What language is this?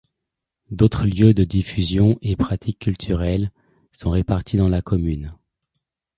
French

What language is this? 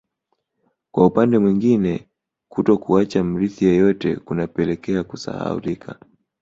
Swahili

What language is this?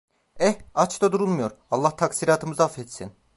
Turkish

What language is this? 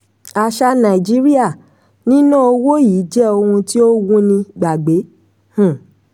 Yoruba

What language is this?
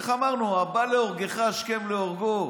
Hebrew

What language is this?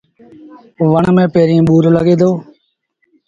Sindhi Bhil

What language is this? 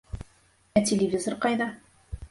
Bashkir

